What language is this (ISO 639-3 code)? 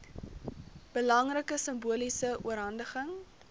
afr